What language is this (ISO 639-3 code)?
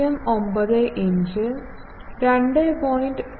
mal